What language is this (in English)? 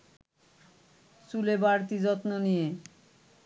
Bangla